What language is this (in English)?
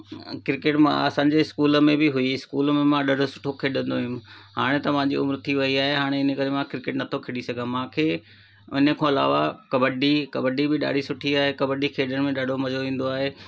Sindhi